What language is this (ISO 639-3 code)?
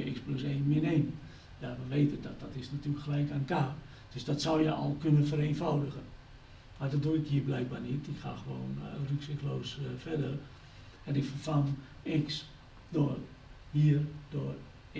nld